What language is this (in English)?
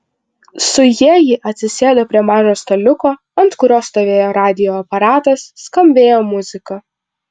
Lithuanian